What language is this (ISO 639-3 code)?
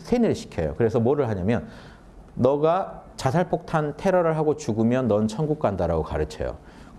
kor